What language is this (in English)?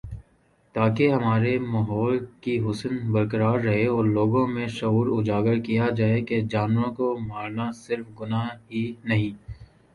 Urdu